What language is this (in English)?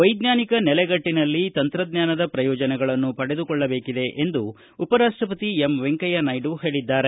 Kannada